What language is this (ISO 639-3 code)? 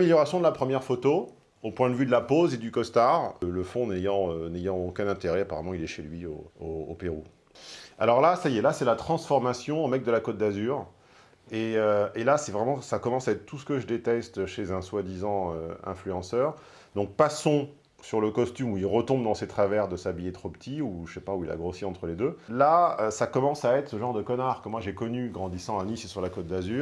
fra